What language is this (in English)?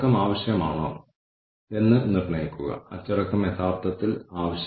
Malayalam